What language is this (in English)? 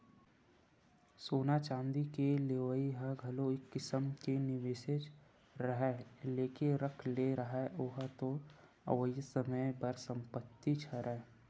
Chhattisgarhi